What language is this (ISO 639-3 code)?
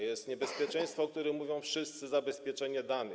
pol